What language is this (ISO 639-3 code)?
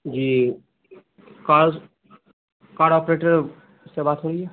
urd